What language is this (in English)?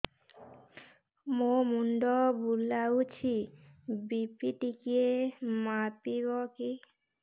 Odia